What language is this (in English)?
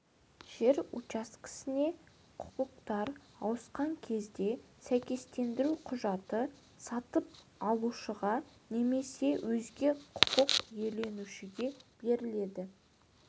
Kazakh